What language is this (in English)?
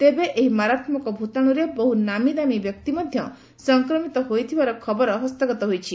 Odia